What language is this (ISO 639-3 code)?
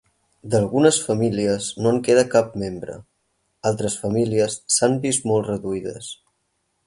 cat